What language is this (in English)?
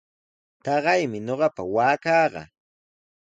Sihuas Ancash Quechua